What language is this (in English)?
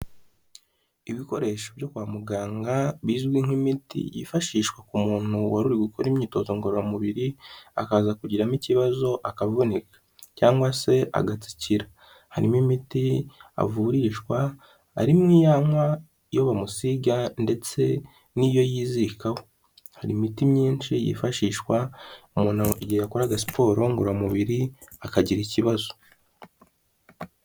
Kinyarwanda